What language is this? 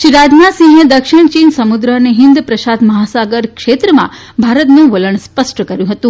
Gujarati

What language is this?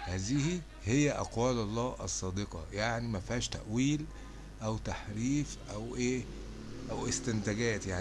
Arabic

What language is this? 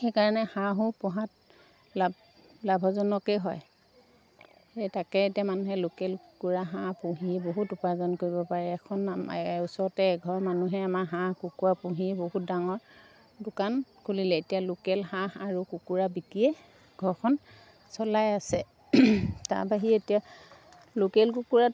Assamese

